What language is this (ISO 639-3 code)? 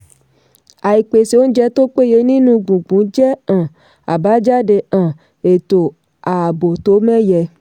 yor